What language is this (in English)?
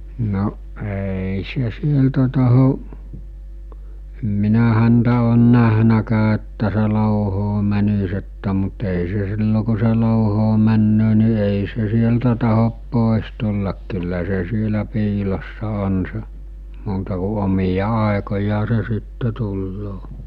Finnish